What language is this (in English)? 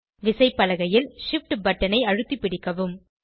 Tamil